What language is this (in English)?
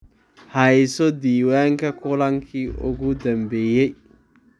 Somali